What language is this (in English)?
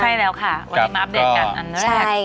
Thai